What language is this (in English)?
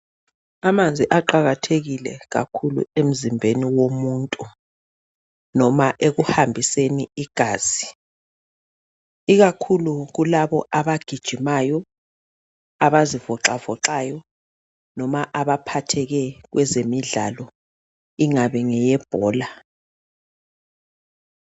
North Ndebele